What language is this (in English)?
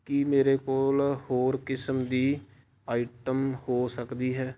Punjabi